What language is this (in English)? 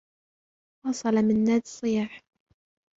Arabic